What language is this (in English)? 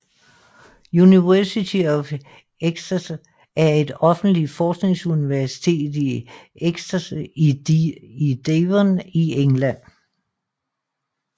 Danish